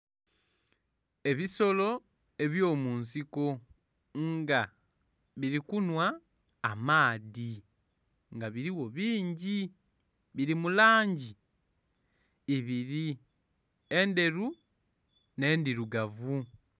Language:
Soga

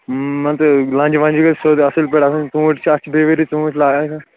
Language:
Kashmiri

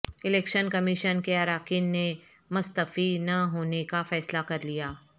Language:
Urdu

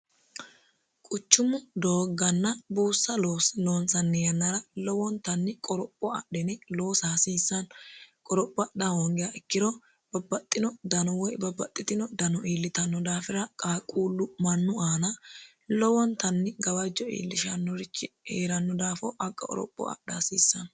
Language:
Sidamo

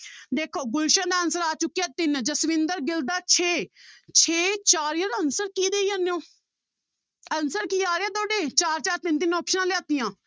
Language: Punjabi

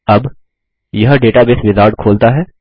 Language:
Hindi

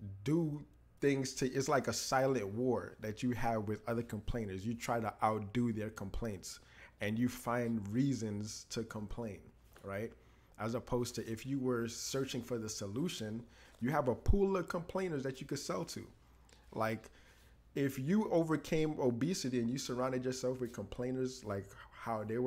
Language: English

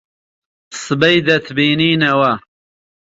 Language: Central Kurdish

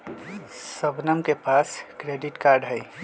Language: Magahi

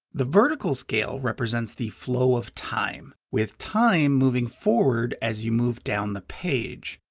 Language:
English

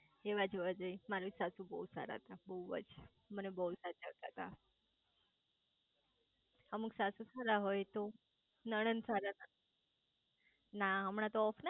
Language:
Gujarati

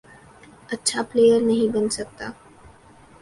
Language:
Urdu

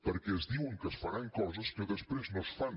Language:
Catalan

